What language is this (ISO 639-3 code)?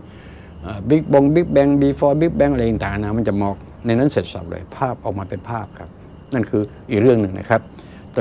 tha